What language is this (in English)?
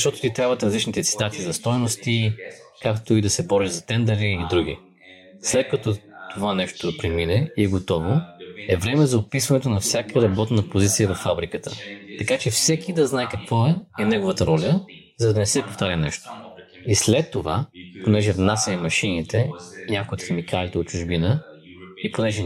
Bulgarian